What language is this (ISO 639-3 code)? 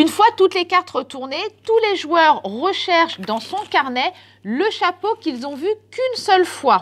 fra